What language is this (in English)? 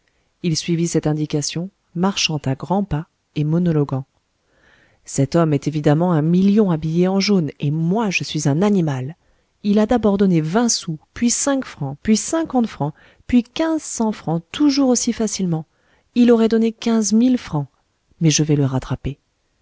French